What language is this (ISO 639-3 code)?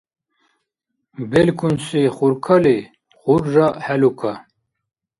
dar